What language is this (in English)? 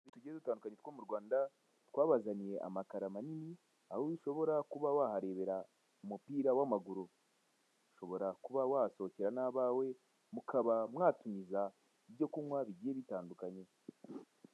Kinyarwanda